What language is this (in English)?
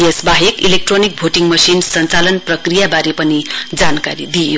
Nepali